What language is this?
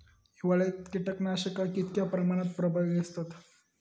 Marathi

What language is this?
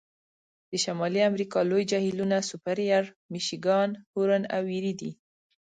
Pashto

